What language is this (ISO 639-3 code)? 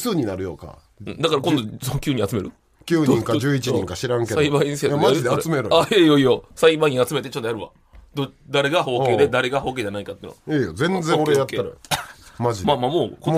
jpn